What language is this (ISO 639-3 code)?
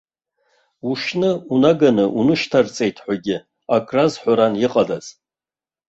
abk